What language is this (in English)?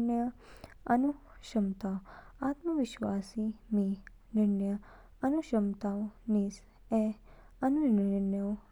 Kinnauri